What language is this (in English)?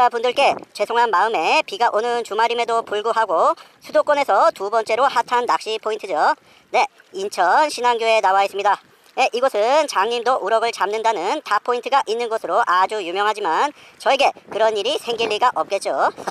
Korean